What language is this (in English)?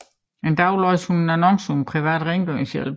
Danish